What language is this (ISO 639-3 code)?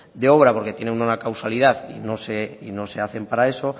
spa